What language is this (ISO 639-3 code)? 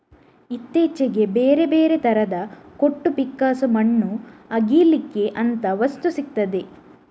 kan